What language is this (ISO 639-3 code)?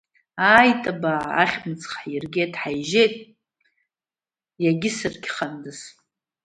abk